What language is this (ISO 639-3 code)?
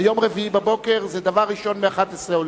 heb